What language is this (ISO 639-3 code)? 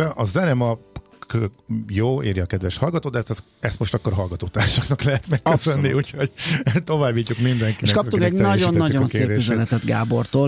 hun